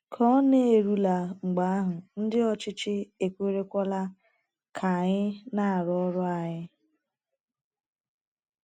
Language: Igbo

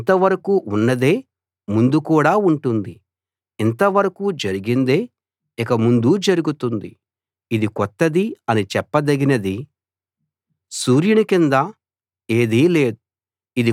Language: Telugu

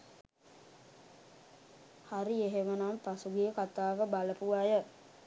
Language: Sinhala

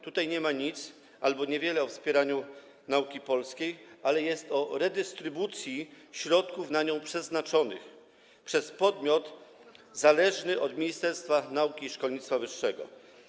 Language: Polish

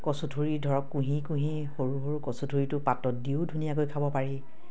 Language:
Assamese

